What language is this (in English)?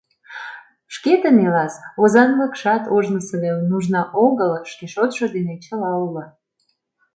Mari